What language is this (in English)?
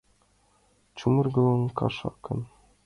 Mari